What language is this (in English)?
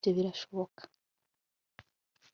Kinyarwanda